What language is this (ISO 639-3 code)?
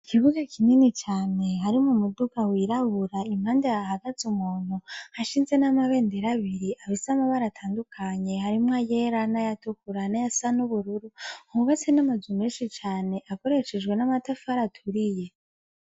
run